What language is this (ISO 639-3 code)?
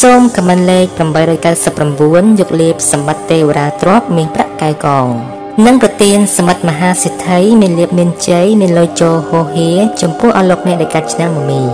tha